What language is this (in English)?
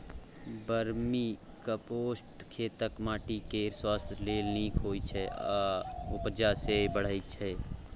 Maithili